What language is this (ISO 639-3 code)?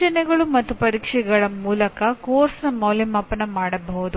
kan